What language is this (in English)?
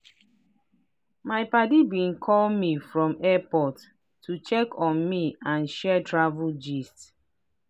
Nigerian Pidgin